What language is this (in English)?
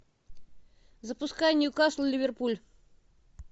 Russian